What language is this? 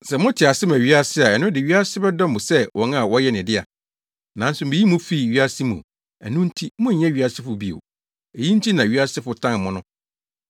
Akan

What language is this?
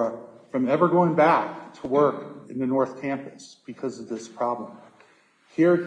English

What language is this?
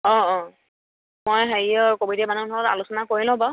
Assamese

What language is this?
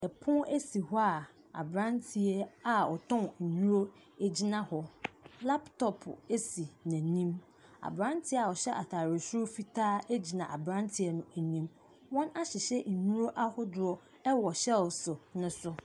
Akan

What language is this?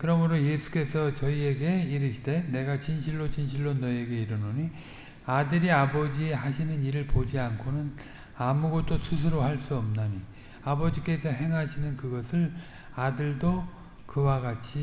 Korean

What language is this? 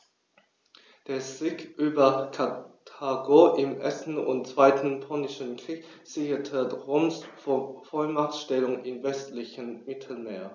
German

